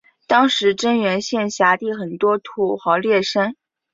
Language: Chinese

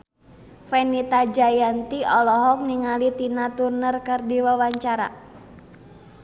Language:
Sundanese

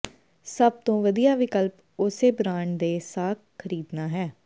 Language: Punjabi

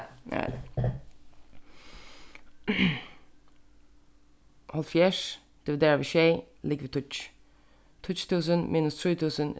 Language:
Faroese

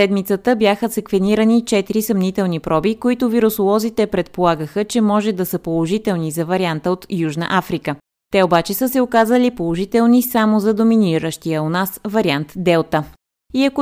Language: Bulgarian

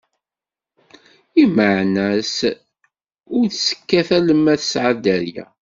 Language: Kabyle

